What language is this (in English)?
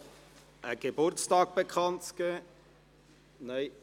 Swiss German